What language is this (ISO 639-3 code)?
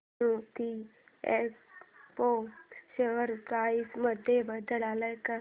mar